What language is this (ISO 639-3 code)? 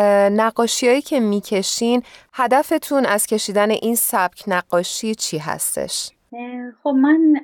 fas